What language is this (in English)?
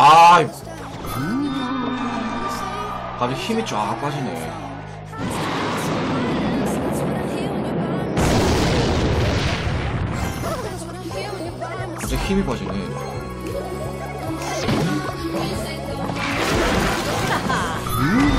Korean